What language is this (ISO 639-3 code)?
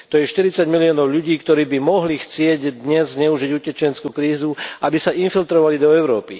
slk